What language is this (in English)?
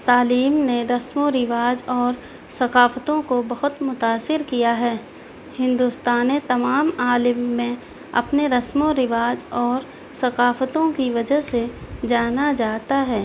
Urdu